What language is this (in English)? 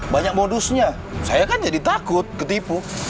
Indonesian